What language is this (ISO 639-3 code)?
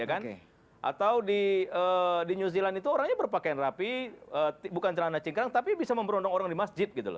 ind